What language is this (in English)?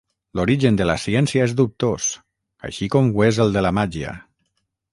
Catalan